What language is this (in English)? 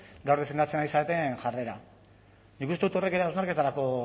Basque